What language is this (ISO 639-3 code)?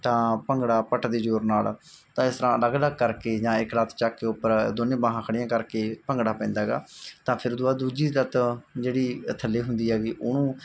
pan